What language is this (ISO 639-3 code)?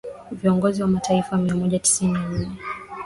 swa